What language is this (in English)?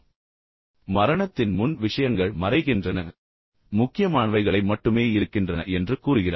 Tamil